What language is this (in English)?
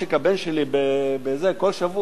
Hebrew